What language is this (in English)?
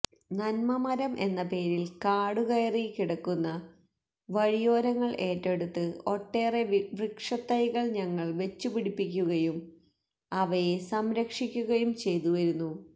Malayalam